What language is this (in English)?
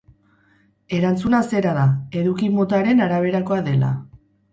Basque